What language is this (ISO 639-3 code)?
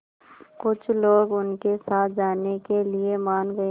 hin